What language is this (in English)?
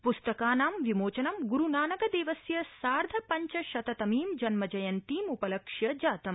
Sanskrit